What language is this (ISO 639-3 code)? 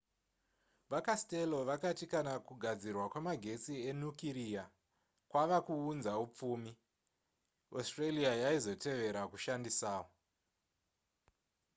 sna